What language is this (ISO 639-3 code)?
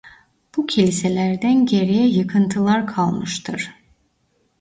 tur